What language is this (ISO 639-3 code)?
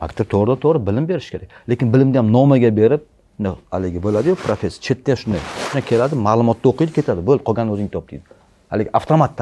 tur